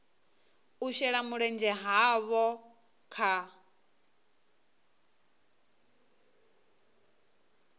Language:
Venda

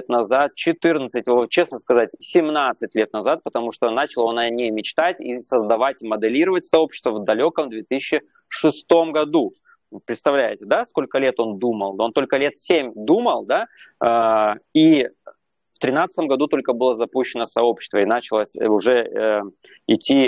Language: Russian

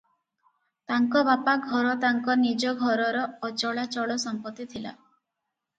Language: Odia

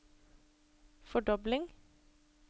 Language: Norwegian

